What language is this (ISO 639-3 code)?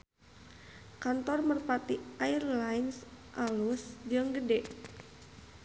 sun